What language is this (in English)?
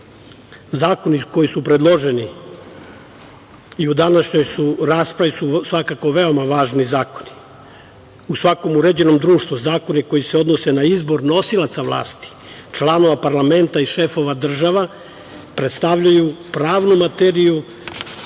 Serbian